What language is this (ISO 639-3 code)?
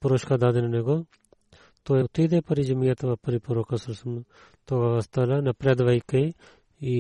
bul